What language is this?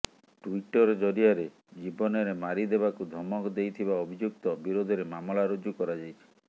Odia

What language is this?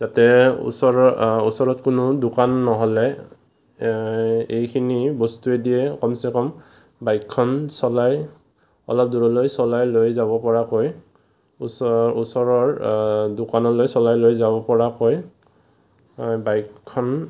Assamese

